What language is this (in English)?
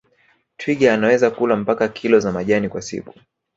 Swahili